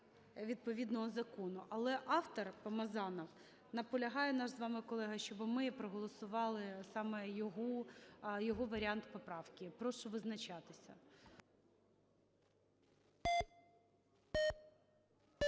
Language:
Ukrainian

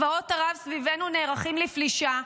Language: Hebrew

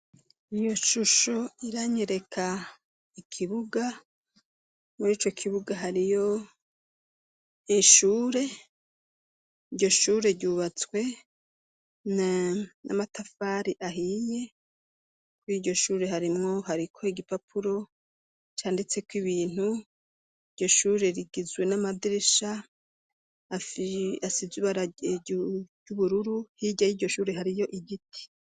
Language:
Rundi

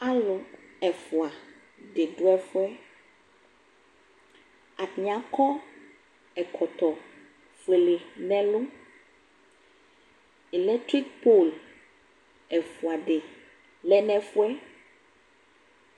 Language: Ikposo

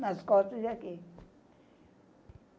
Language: Portuguese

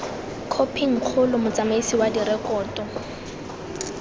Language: Tswana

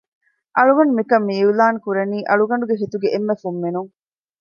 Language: Divehi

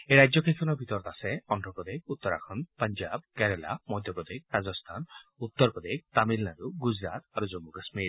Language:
Assamese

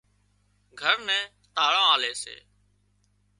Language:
Wadiyara Koli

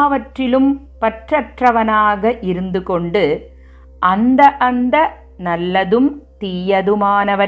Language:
Tamil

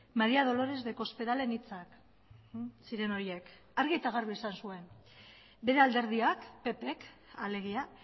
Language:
Basque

